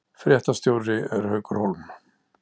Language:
Icelandic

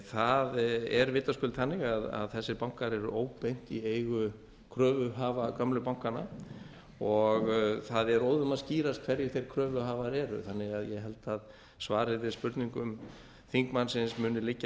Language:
Icelandic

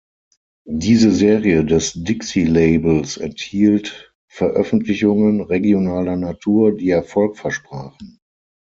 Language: German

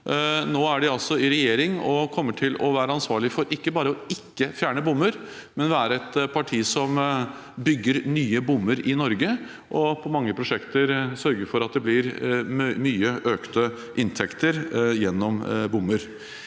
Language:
Norwegian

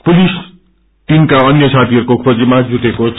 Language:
Nepali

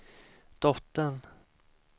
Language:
Swedish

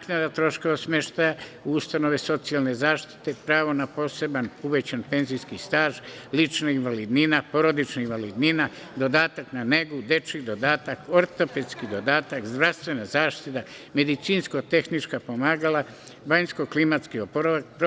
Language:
Serbian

